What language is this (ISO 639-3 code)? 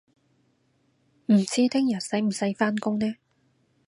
yue